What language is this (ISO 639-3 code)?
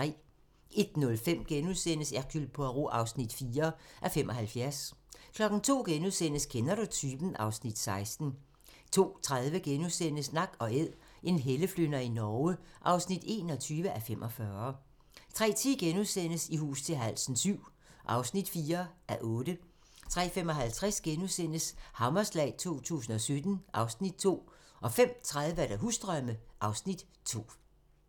dan